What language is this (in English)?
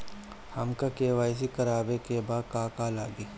Bhojpuri